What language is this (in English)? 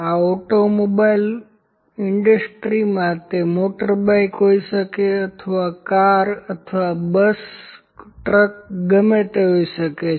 Gujarati